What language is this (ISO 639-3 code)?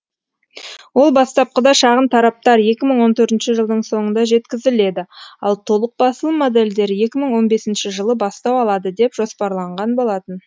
kaz